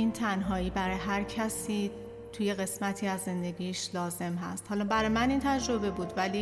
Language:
Persian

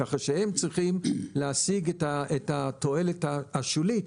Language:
Hebrew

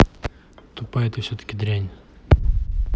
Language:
Russian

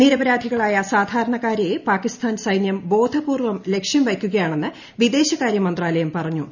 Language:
Malayalam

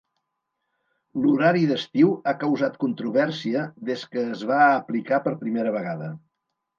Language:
Catalan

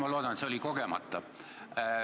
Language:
Estonian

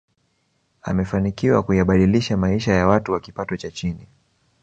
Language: Swahili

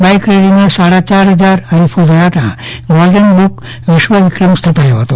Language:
Gujarati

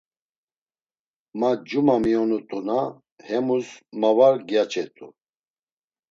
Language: Laz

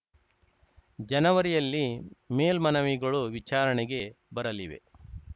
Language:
Kannada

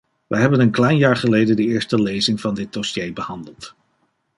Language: Dutch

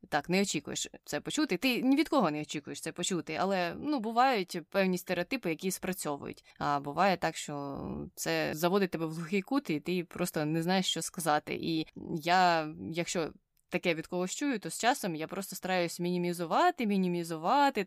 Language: Ukrainian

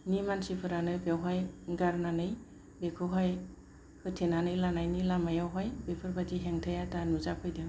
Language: Bodo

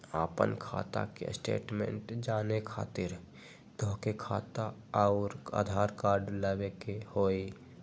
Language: Magahi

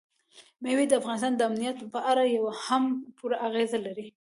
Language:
Pashto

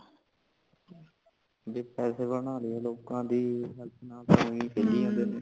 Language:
Punjabi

